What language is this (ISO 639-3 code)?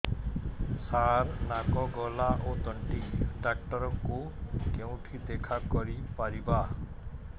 ori